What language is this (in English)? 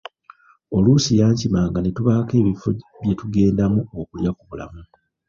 Ganda